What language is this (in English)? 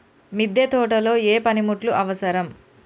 Telugu